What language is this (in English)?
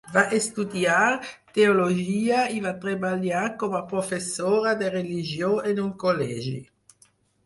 Catalan